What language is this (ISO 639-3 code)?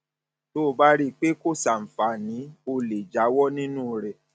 yor